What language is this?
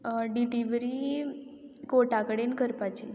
Konkani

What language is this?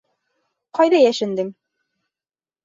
Bashkir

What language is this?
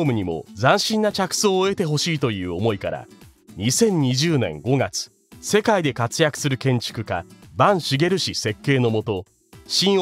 Japanese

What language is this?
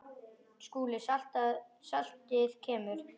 Icelandic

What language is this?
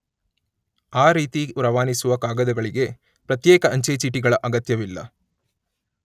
Kannada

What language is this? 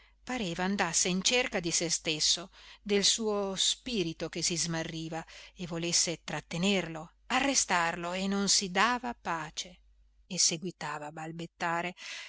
Italian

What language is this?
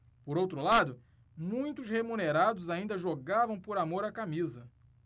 Portuguese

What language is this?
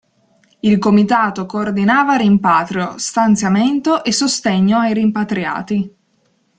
Italian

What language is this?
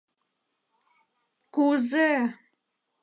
Mari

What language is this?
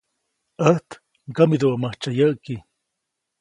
Copainalá Zoque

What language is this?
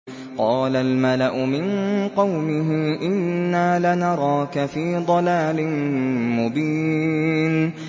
Arabic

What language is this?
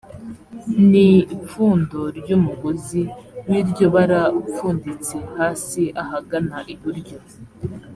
Kinyarwanda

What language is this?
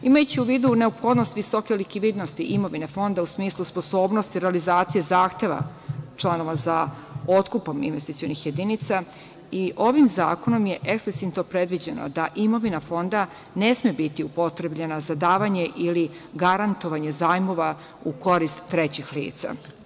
Serbian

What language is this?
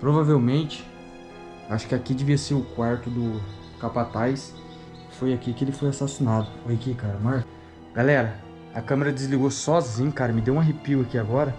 Portuguese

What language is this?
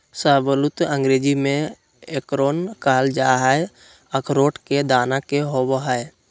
Magahi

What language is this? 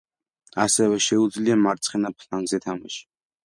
Georgian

